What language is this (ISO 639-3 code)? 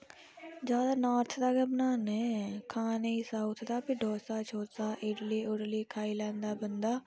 doi